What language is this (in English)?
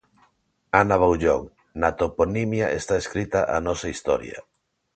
Galician